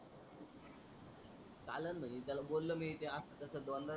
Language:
Marathi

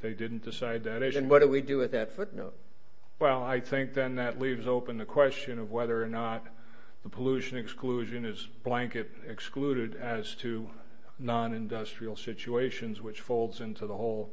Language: English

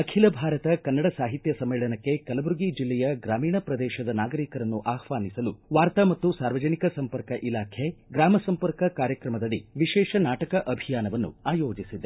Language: Kannada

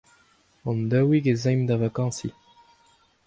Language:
Breton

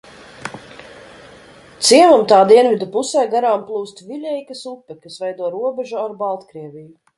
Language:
Latvian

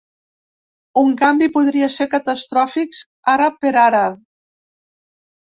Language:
Catalan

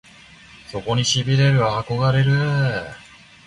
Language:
Japanese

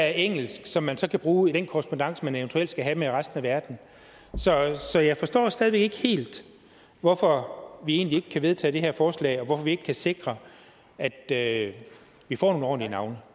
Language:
Danish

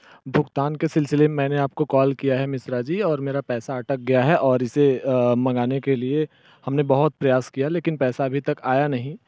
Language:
Hindi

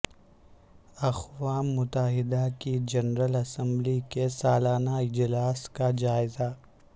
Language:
Urdu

